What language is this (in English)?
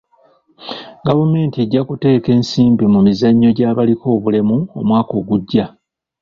Ganda